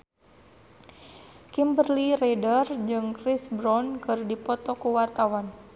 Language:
Sundanese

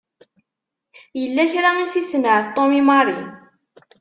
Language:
Kabyle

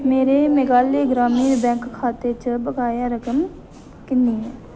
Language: Dogri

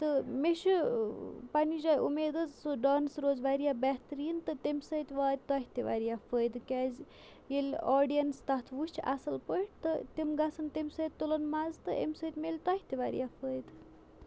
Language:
Kashmiri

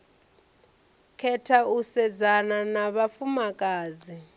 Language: Venda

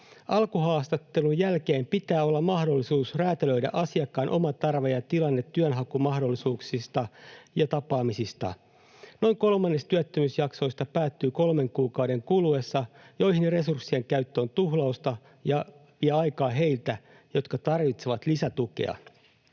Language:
Finnish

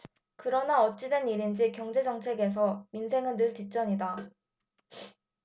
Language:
Korean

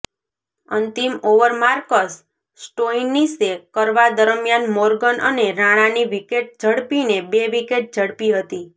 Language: Gujarati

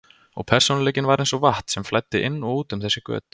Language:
Icelandic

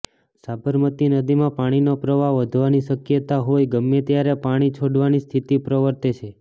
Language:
Gujarati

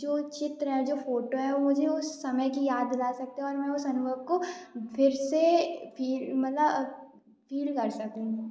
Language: Hindi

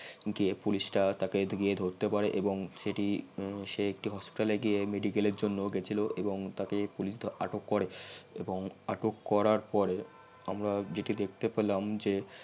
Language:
Bangla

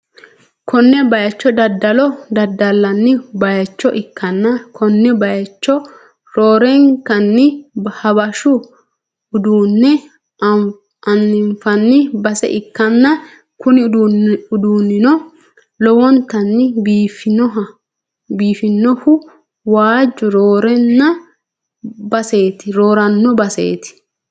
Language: Sidamo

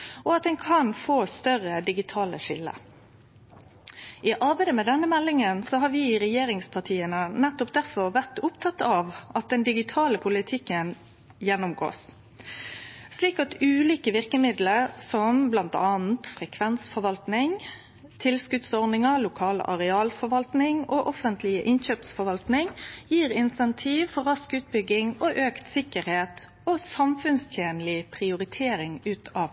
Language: Norwegian Nynorsk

